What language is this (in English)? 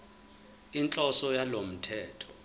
Zulu